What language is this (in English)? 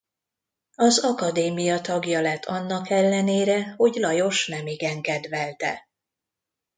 Hungarian